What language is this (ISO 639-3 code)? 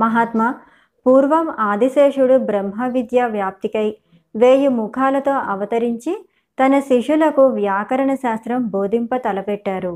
tel